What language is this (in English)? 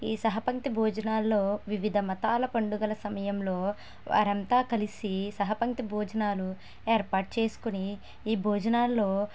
Telugu